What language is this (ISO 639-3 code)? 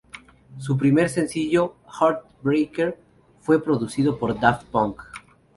spa